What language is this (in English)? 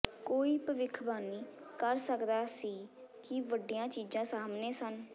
Punjabi